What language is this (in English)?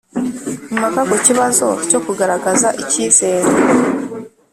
Kinyarwanda